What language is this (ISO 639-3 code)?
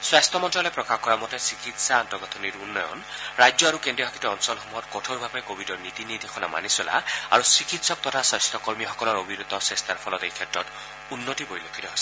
asm